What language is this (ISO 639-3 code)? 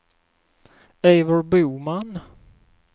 swe